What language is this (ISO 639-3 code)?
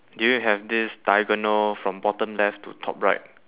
eng